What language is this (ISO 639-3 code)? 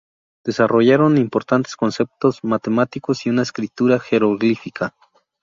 spa